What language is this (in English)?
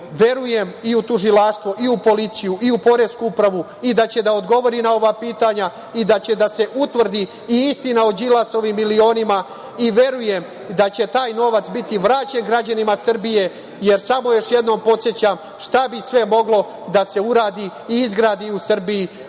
Serbian